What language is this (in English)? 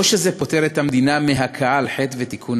Hebrew